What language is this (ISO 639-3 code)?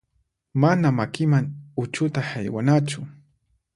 qxp